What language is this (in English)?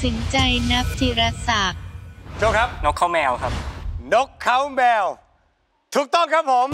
Thai